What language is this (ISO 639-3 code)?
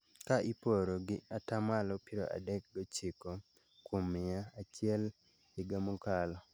luo